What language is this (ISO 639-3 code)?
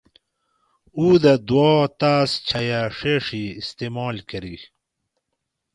gwc